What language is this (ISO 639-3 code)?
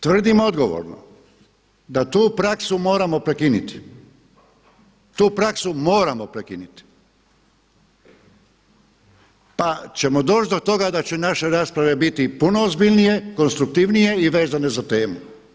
hrv